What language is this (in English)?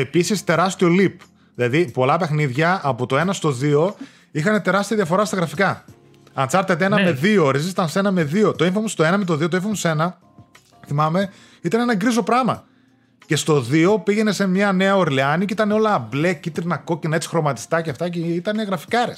Greek